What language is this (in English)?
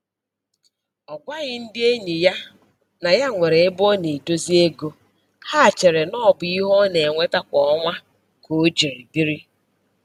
Igbo